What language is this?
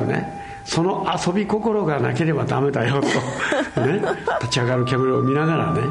Japanese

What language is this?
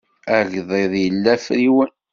Kabyle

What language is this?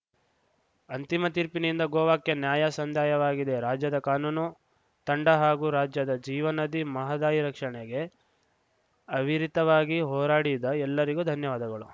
Kannada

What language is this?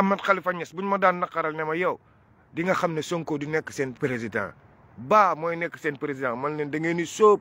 French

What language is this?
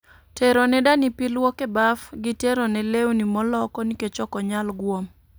Luo (Kenya and Tanzania)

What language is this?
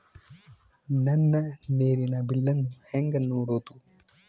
Kannada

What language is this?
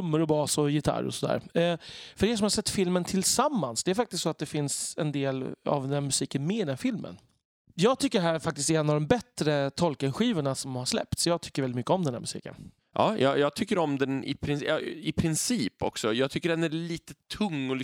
Swedish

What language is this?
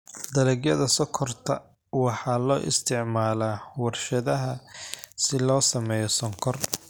Somali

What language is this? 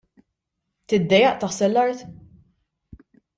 Maltese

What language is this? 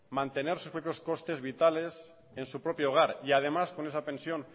Spanish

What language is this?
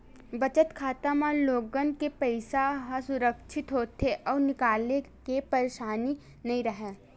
Chhattisgarhi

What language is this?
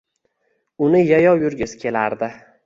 Uzbek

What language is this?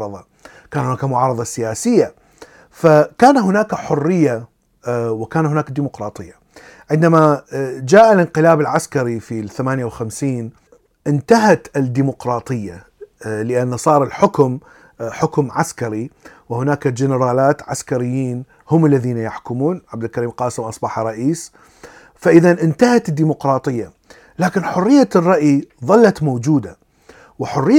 Arabic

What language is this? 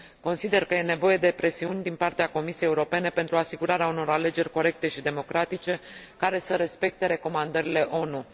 Romanian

